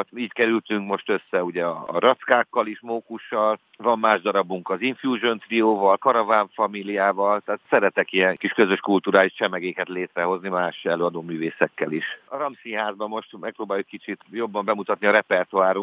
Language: Hungarian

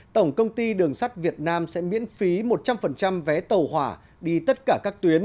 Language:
Vietnamese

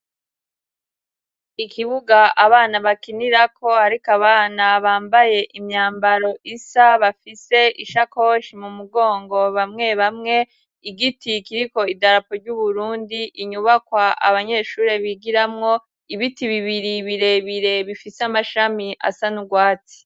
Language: Rundi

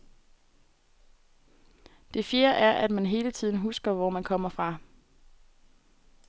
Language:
Danish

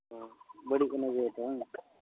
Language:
Santali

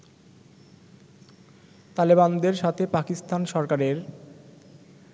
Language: Bangla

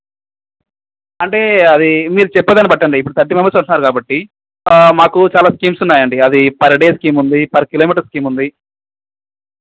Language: Telugu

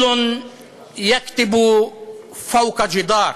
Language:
Hebrew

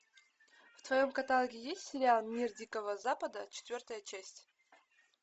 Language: Russian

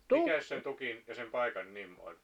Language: Finnish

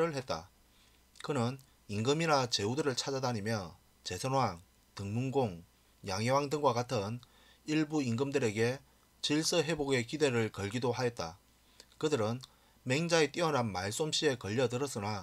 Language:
Korean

